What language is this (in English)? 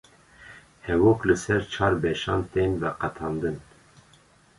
Kurdish